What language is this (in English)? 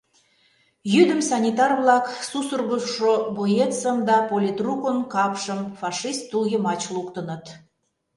Mari